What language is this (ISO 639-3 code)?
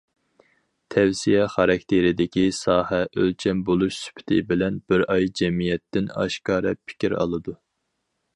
uig